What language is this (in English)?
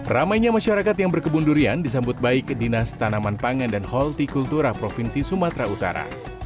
Indonesian